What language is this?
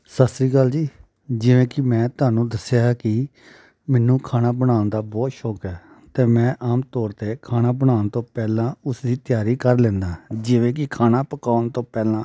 Punjabi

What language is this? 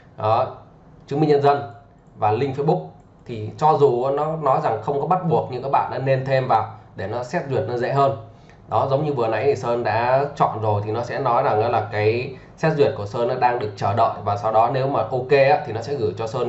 Vietnamese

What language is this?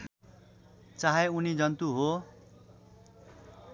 Nepali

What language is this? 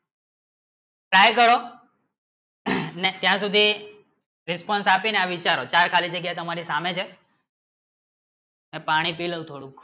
Gujarati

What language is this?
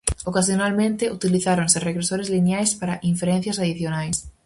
Galician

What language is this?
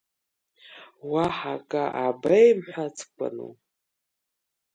Abkhazian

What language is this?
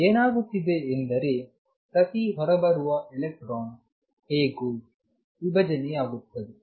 Kannada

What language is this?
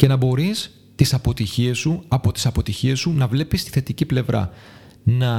Greek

